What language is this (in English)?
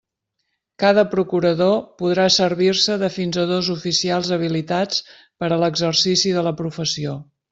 Catalan